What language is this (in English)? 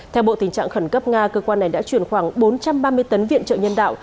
Vietnamese